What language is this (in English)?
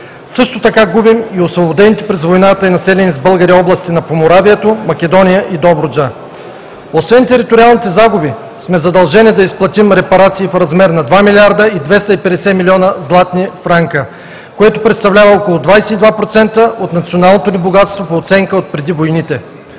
Bulgarian